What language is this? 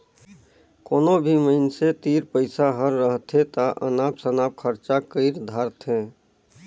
Chhattisgarhi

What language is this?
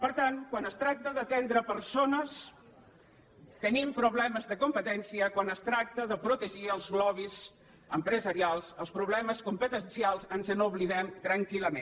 Catalan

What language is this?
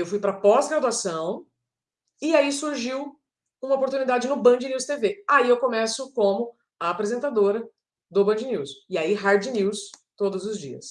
Portuguese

